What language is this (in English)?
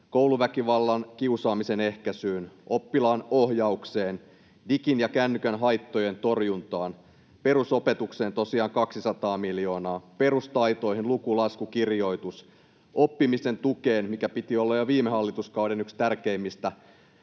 Finnish